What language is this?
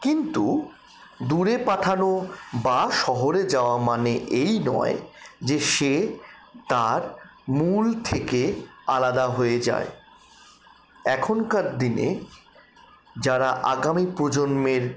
Bangla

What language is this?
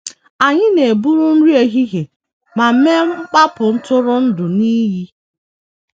Igbo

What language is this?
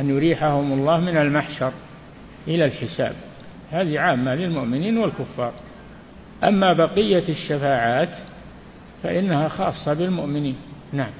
Arabic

